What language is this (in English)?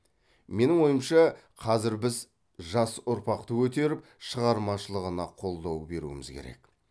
Kazakh